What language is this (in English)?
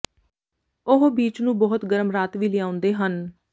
Punjabi